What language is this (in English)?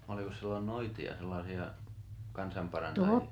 Finnish